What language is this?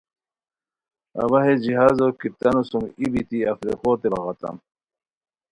Khowar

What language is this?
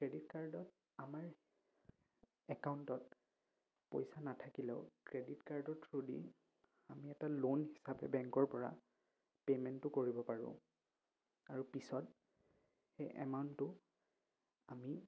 Assamese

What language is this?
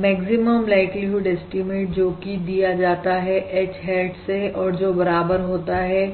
Hindi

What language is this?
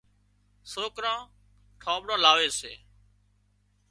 Wadiyara Koli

